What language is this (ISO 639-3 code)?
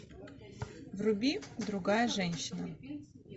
rus